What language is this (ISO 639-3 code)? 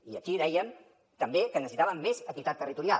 cat